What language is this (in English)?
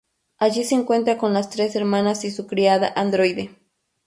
Spanish